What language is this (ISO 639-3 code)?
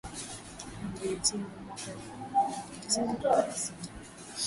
swa